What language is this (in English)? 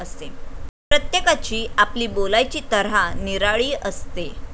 Marathi